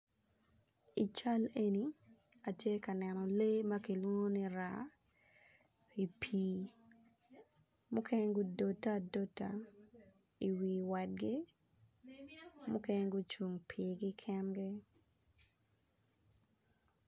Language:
Acoli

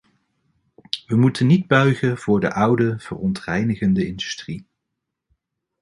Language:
Dutch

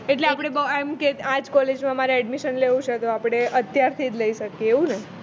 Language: Gujarati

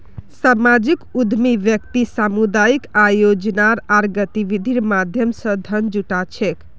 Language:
Magahi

